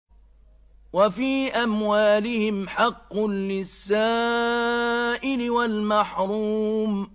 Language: Arabic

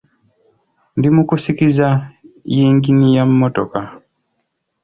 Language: Ganda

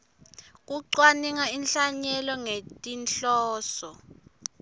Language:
Swati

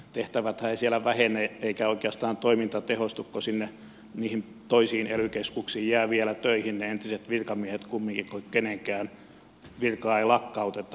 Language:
Finnish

